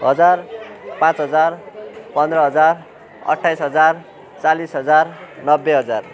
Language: Nepali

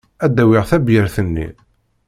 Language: Kabyle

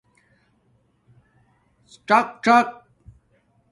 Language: Domaaki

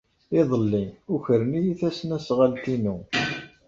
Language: Kabyle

